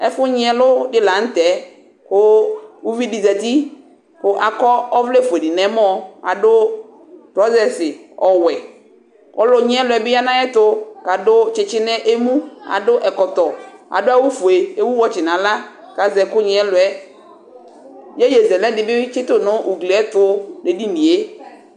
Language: Ikposo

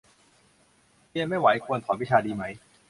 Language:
Thai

